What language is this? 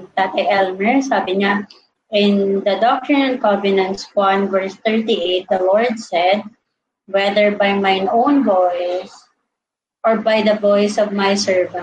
Filipino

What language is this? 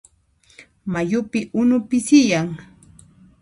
Puno Quechua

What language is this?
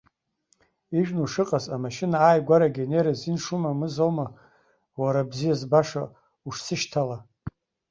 Abkhazian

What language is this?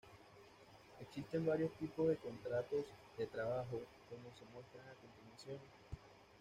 Spanish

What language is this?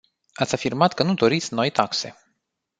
Romanian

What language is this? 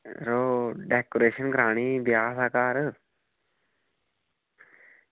Dogri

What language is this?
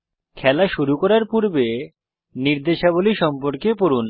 Bangla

